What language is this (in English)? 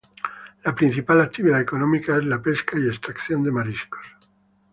Spanish